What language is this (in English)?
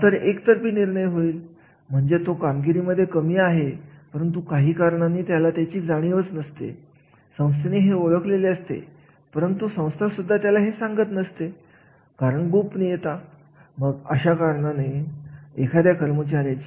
Marathi